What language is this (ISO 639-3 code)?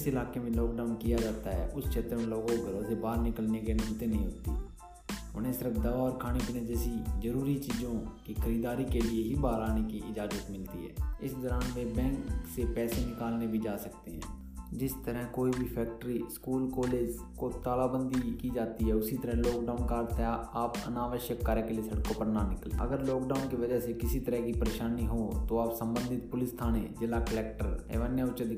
hin